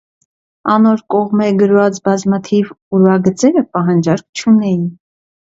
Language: Armenian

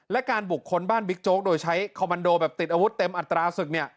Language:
Thai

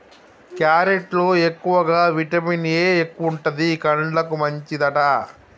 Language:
Telugu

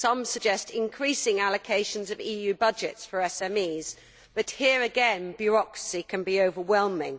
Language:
English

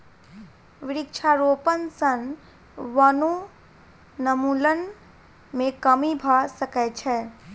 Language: Maithili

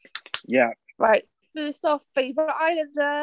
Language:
Welsh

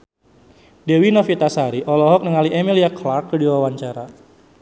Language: Sundanese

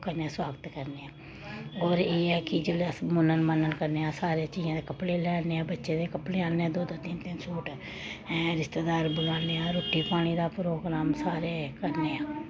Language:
Dogri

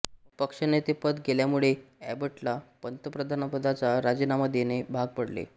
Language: Marathi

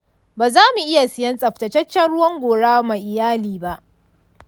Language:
Hausa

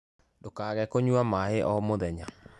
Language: Kikuyu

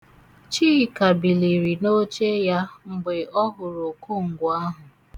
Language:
Igbo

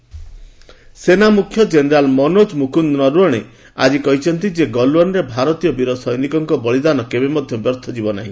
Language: Odia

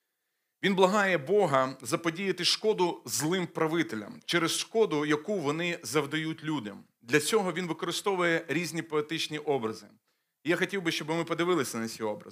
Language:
Ukrainian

